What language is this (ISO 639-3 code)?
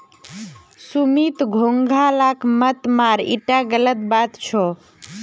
mag